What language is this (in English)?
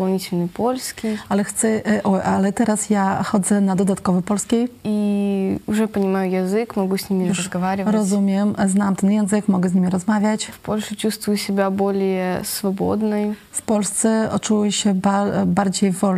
Polish